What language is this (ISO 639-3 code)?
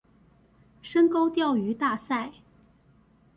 zho